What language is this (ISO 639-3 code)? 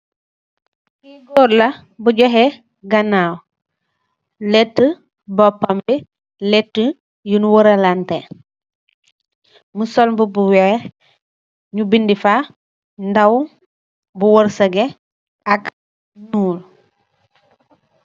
wol